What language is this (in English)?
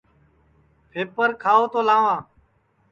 Sansi